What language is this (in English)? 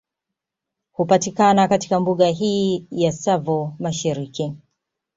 Swahili